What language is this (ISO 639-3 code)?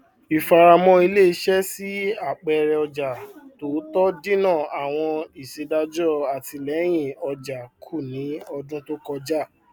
yor